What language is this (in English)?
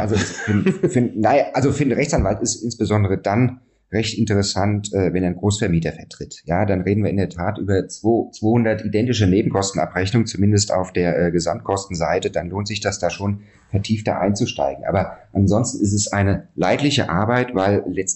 German